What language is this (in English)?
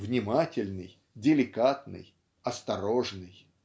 Russian